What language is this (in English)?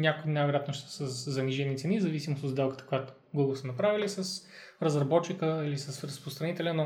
Bulgarian